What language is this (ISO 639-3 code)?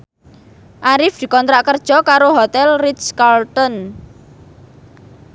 jav